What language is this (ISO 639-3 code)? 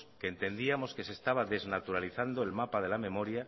spa